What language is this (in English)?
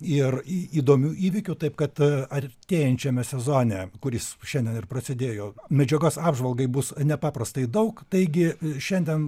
Lithuanian